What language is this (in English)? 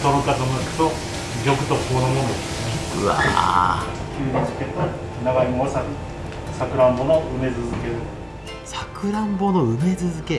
Japanese